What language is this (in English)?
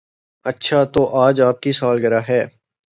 Urdu